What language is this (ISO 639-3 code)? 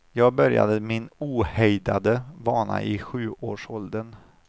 swe